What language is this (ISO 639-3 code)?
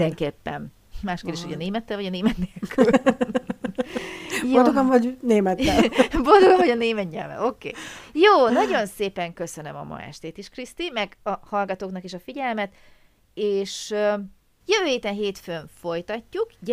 hun